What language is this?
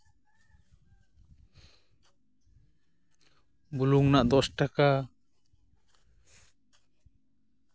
Santali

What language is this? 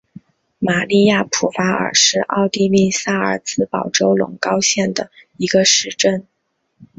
Chinese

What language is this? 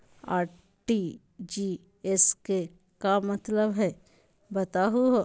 Magahi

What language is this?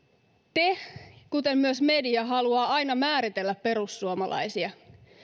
Finnish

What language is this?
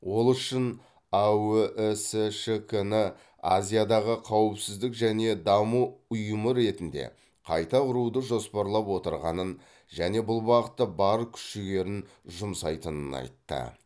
Kazakh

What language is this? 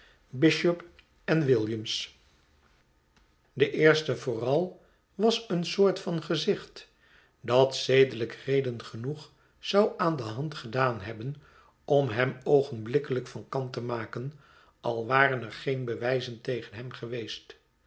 Dutch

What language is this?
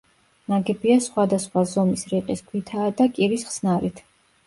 Georgian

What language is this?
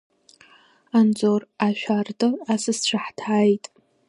Abkhazian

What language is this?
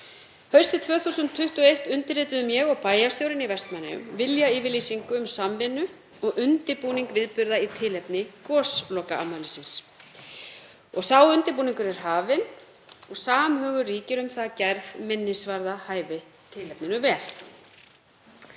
Icelandic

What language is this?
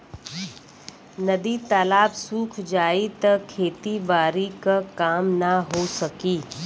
Bhojpuri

